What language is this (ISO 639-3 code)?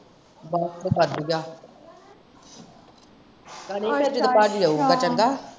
pan